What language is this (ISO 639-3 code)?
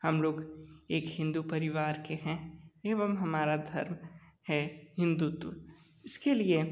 hin